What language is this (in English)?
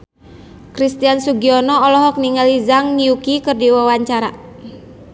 Sundanese